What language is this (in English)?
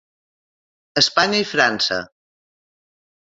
Catalan